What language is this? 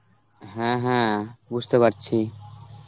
Bangla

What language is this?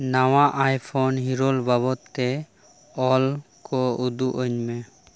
Santali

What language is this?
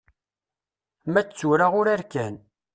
Kabyle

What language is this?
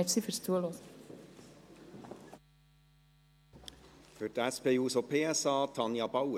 Swiss German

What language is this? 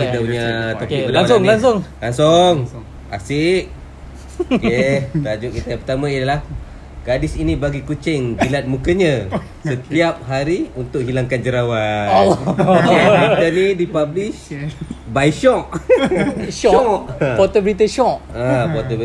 Malay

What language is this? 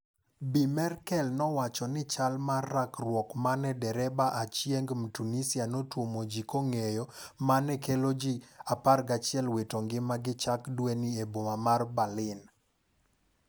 Luo (Kenya and Tanzania)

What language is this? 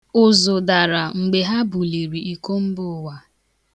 Igbo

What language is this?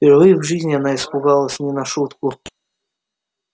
Russian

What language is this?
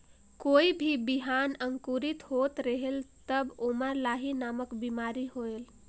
Chhattisgarhi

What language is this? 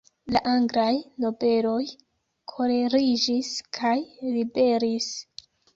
Esperanto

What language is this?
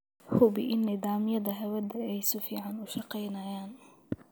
Somali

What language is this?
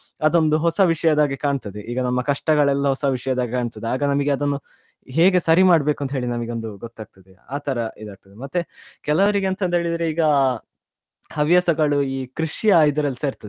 Kannada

